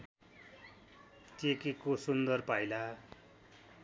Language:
Nepali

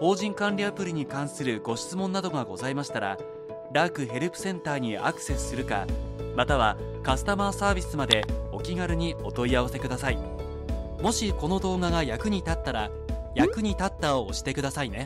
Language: Japanese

